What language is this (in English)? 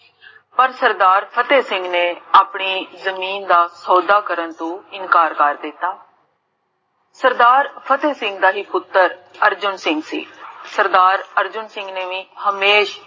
Punjabi